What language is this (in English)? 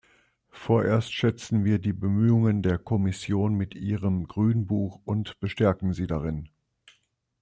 German